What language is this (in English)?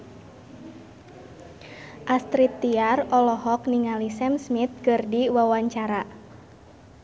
Sundanese